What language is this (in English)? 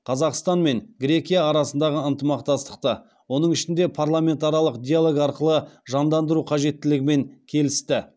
Kazakh